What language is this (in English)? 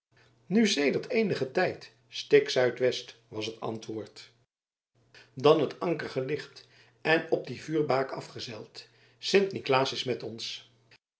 Dutch